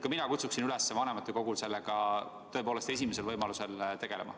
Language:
Estonian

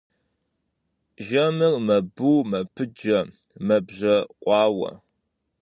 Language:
Kabardian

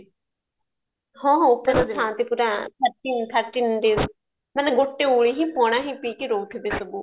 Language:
Odia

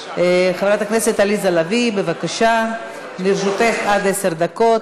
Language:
Hebrew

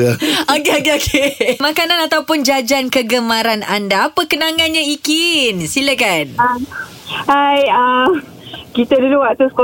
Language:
Malay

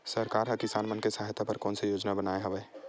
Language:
Chhattisgarhi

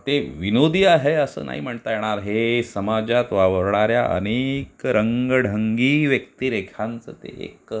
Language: Marathi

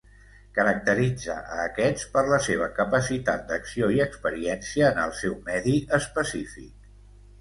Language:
Catalan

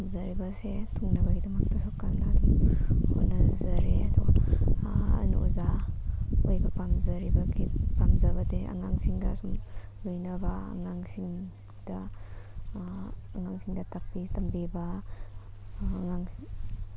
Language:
Manipuri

